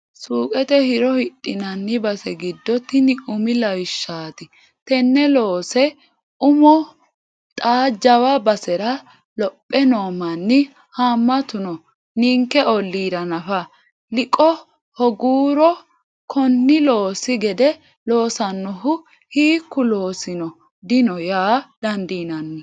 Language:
Sidamo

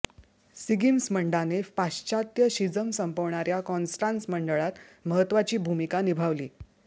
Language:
Marathi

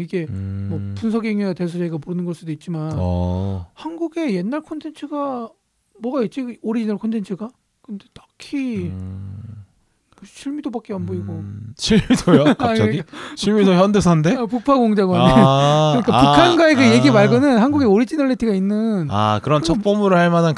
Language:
Korean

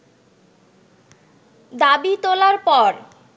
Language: Bangla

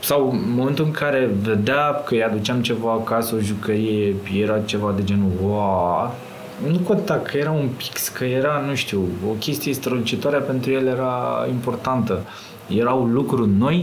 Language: Romanian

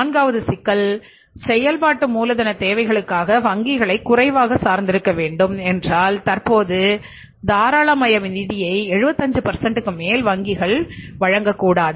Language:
Tamil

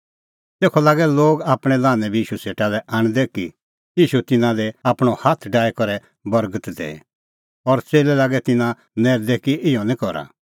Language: Kullu Pahari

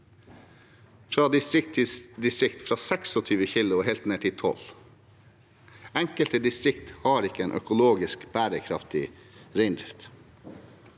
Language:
Norwegian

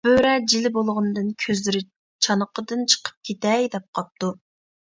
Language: Uyghur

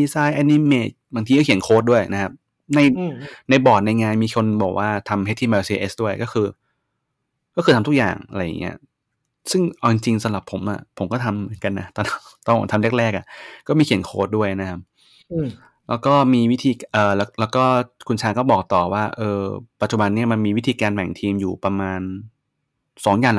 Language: Thai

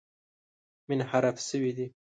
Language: Pashto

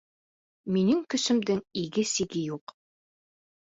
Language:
Bashkir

